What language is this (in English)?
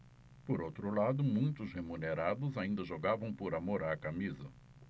Portuguese